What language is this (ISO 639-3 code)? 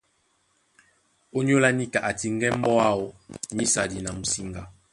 dua